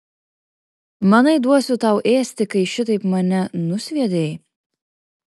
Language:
Lithuanian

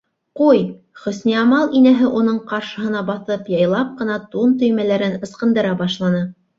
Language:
Bashkir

